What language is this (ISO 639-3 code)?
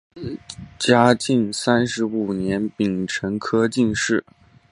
zho